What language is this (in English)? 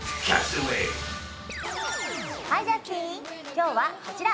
Japanese